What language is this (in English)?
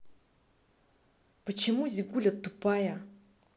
Russian